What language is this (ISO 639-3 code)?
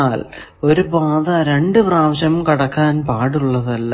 mal